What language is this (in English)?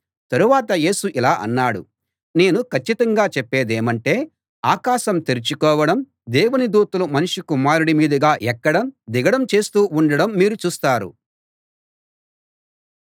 Telugu